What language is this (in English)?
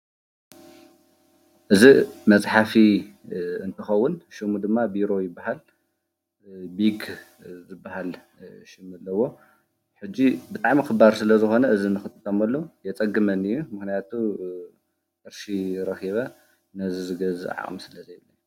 Tigrinya